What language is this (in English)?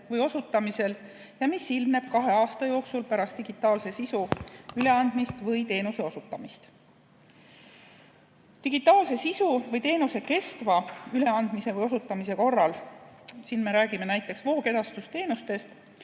Estonian